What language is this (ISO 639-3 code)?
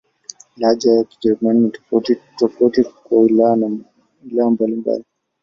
swa